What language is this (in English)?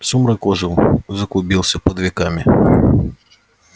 Russian